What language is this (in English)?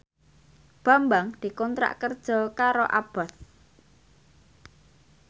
Javanese